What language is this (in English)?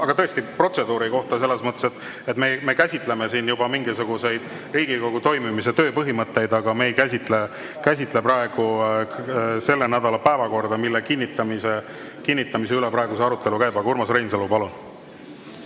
Estonian